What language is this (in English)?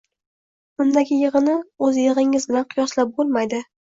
Uzbek